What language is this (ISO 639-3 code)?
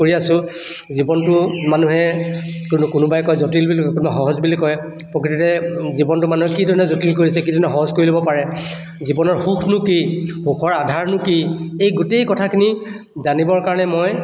asm